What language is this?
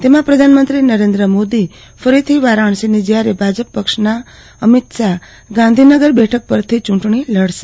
Gujarati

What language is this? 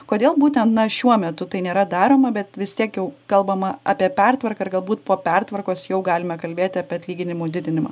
Lithuanian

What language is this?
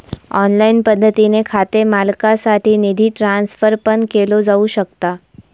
Marathi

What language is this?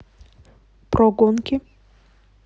Russian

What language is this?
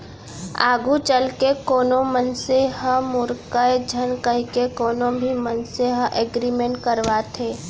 Chhattisgarhi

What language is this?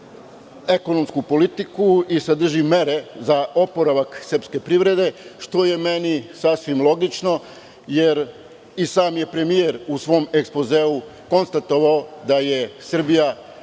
Serbian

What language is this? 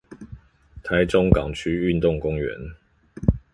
Chinese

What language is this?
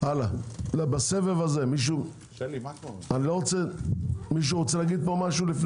Hebrew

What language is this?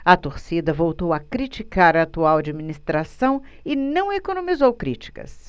Portuguese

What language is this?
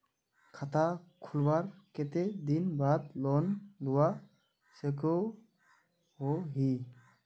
Magahi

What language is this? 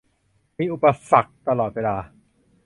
Thai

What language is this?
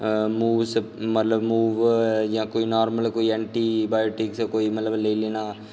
Dogri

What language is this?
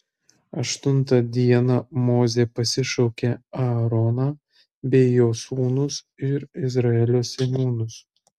Lithuanian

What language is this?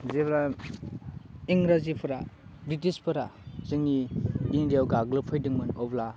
Bodo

